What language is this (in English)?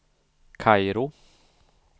Swedish